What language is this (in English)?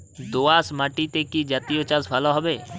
Bangla